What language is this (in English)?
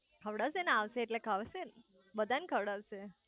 Gujarati